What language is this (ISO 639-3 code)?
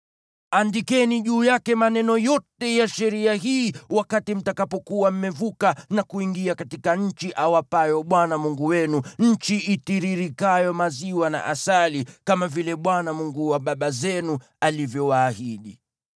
swa